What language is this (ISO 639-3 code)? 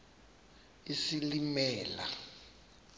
xho